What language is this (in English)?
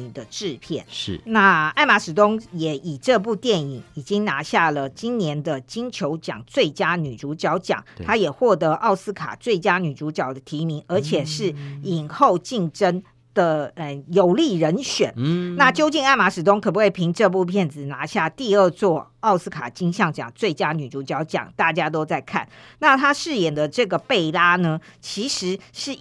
Chinese